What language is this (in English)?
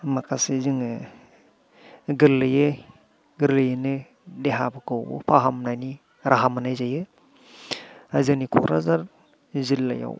Bodo